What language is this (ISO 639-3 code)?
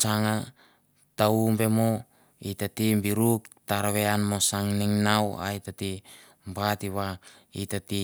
tbf